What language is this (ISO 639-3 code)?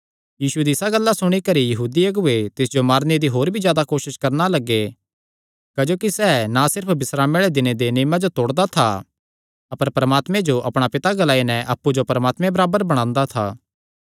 xnr